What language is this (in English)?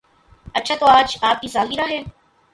Urdu